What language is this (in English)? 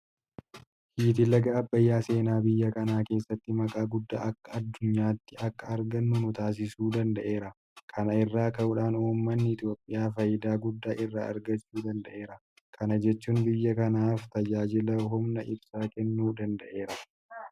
Oromo